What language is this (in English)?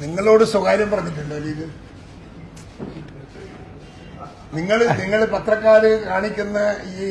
Malayalam